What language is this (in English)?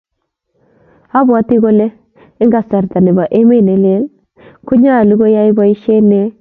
Kalenjin